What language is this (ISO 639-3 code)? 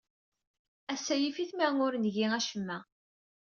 kab